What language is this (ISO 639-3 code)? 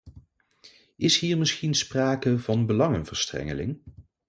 nld